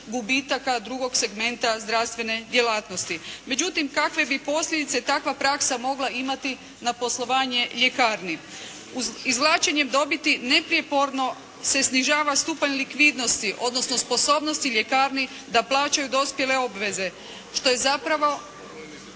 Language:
Croatian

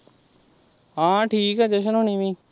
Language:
Punjabi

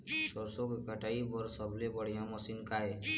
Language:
Chhattisgarhi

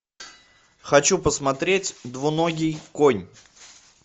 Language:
Russian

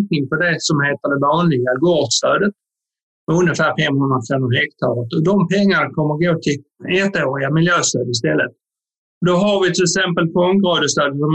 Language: Swedish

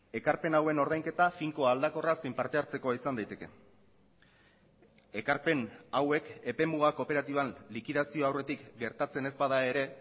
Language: Basque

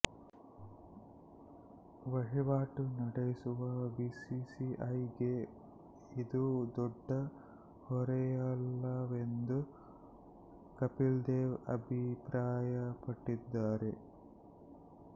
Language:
Kannada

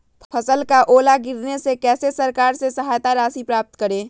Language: Magahi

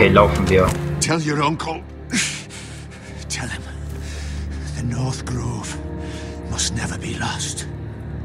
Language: German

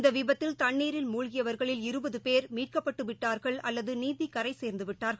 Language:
Tamil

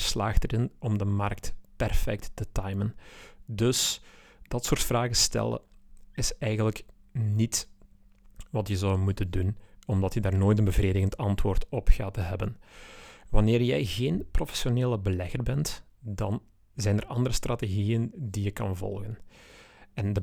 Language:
Dutch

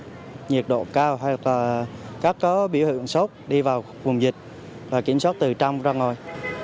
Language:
Vietnamese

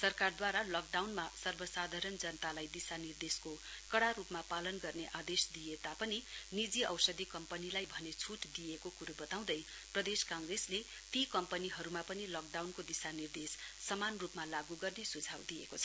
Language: Nepali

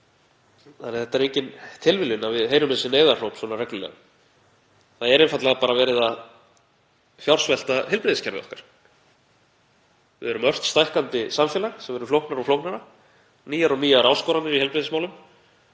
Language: Icelandic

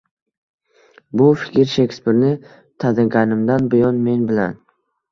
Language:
Uzbek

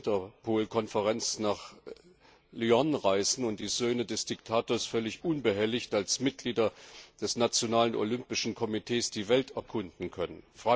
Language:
German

